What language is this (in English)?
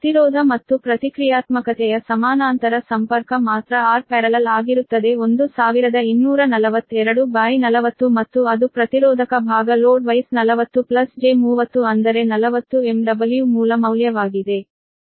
Kannada